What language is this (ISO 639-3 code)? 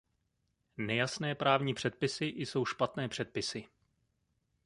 ces